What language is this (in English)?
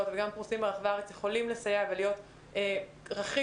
Hebrew